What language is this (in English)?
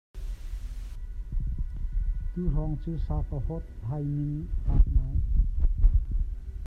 Hakha Chin